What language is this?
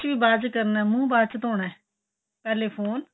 Punjabi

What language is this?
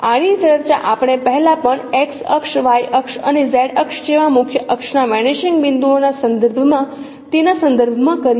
Gujarati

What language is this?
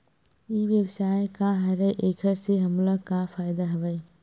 Chhattisgarhi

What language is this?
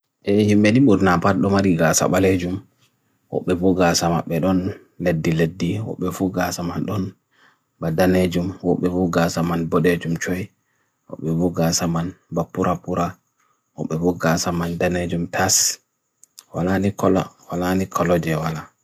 Bagirmi Fulfulde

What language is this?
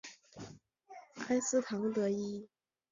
Chinese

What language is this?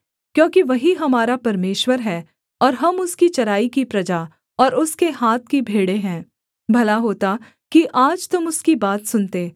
Hindi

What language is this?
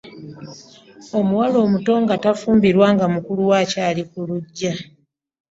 Ganda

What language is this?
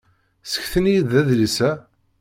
Kabyle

